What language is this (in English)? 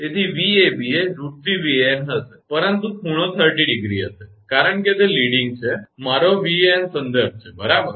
Gujarati